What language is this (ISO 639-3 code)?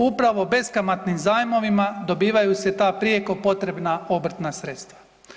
hrv